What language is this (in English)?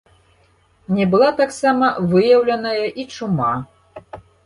Belarusian